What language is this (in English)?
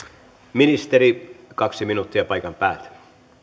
Finnish